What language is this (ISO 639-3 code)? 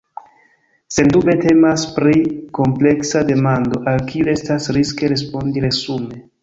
epo